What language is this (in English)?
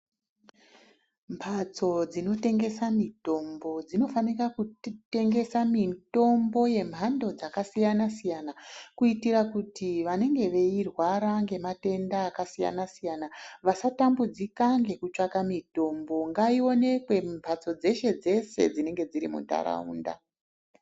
Ndau